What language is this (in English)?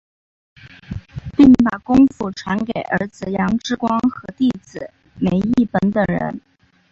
Chinese